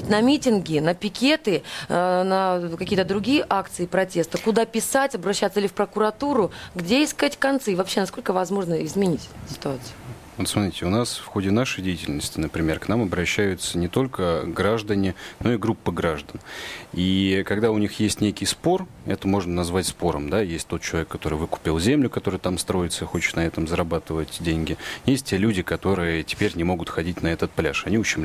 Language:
Russian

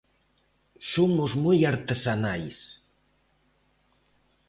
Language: Galician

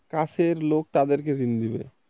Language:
Bangla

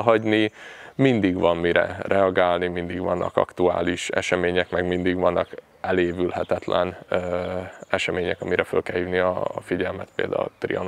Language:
Hungarian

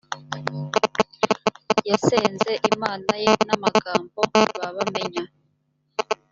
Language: Kinyarwanda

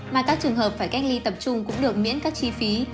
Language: Vietnamese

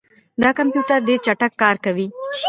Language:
Pashto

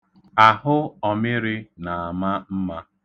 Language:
Igbo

